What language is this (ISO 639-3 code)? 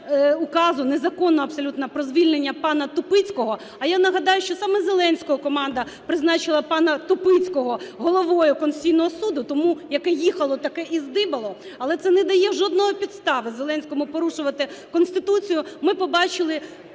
ukr